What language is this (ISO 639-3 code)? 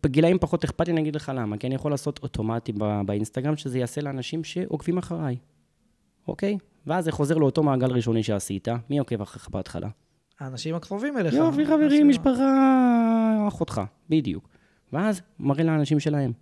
heb